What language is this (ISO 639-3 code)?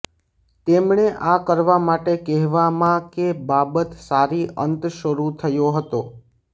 guj